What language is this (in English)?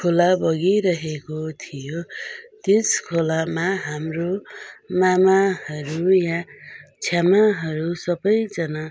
Nepali